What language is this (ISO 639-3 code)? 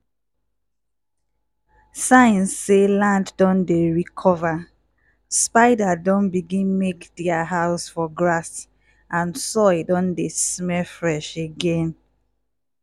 pcm